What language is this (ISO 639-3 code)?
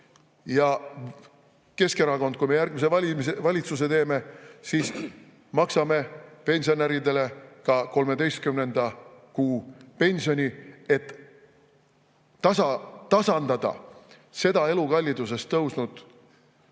est